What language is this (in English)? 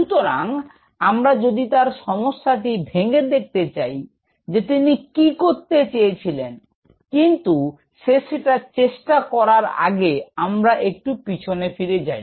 Bangla